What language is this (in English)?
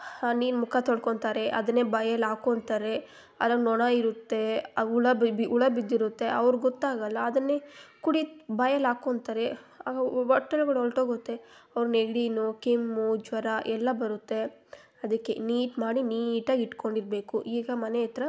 Kannada